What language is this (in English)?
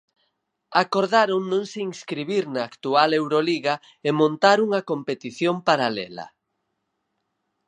Galician